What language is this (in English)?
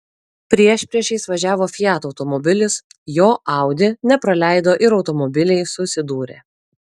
Lithuanian